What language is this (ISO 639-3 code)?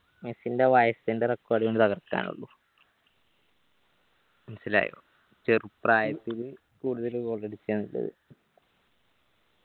mal